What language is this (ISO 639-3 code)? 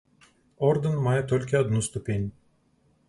bel